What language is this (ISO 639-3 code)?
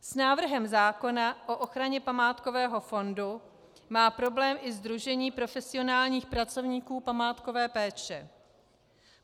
ces